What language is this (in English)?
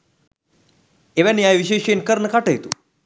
Sinhala